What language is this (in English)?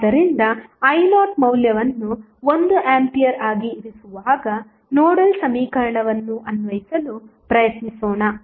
Kannada